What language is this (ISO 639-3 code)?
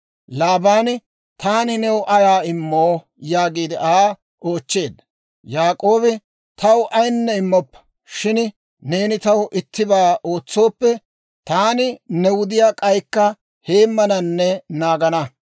dwr